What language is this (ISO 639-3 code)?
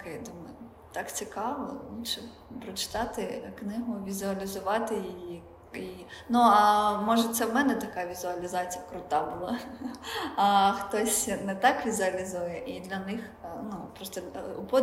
ukr